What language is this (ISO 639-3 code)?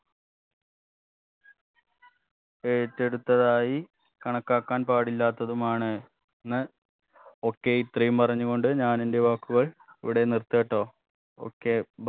mal